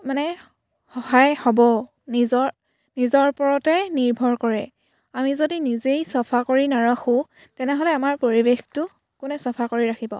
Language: Assamese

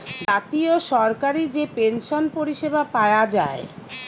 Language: Bangla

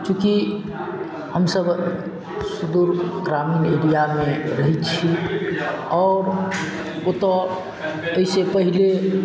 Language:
Maithili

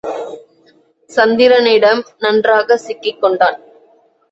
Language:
Tamil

